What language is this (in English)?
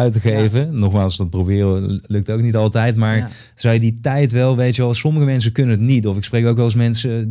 Dutch